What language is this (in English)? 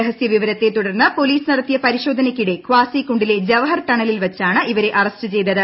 Malayalam